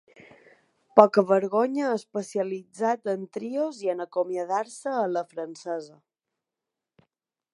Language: Catalan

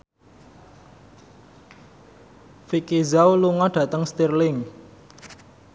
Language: Javanese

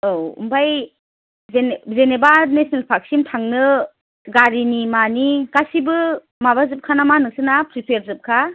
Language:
Bodo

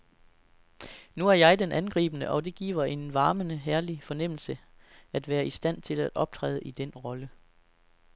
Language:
Danish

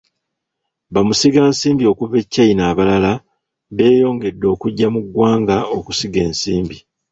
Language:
Ganda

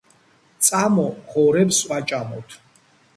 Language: Georgian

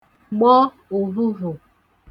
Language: Igbo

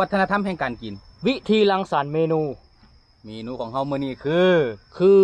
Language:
Thai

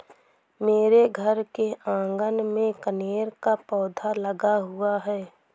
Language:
Hindi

